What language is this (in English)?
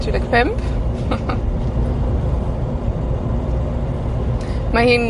Welsh